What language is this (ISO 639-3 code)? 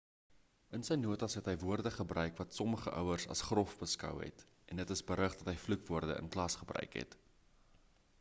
afr